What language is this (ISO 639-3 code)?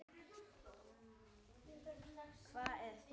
isl